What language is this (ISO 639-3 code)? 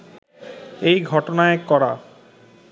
ben